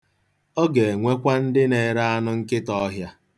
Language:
Igbo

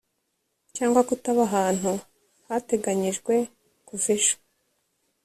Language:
Kinyarwanda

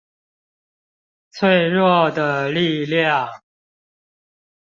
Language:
Chinese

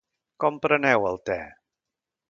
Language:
Catalan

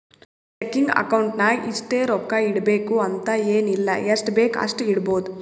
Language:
Kannada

